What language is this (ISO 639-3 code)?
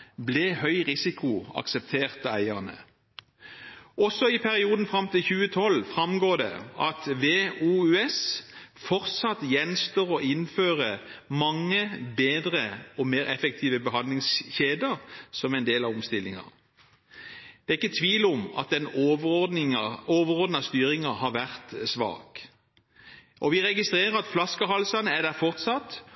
nob